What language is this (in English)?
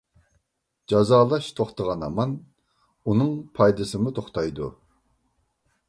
Uyghur